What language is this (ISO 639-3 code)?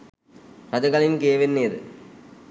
sin